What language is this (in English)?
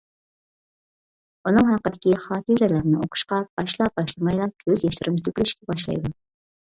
Uyghur